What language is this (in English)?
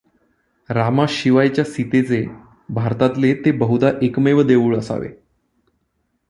Marathi